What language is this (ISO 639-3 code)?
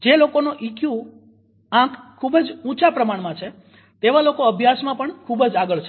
guj